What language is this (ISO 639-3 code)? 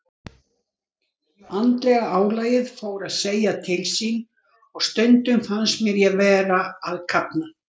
isl